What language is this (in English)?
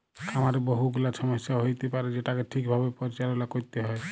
Bangla